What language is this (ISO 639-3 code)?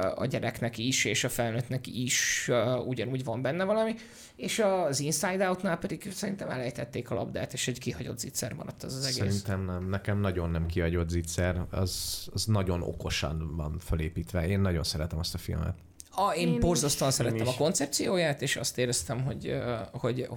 hun